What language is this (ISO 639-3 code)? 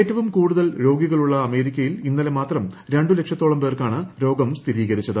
mal